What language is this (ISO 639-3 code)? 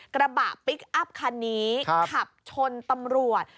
tha